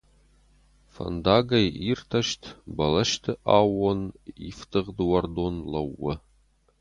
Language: Ossetic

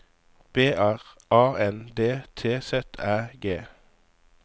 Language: Norwegian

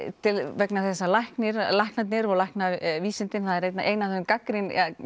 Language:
Icelandic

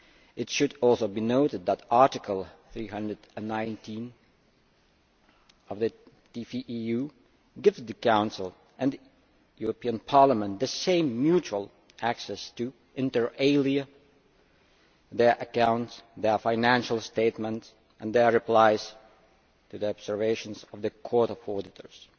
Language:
English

